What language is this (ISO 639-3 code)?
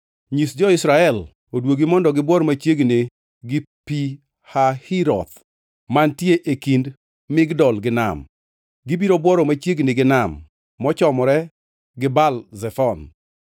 luo